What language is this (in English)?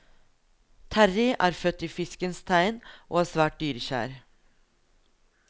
Norwegian